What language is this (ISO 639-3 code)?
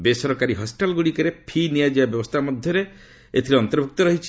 ori